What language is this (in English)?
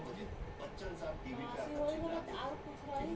Bhojpuri